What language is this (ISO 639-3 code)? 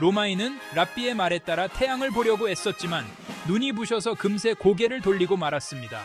kor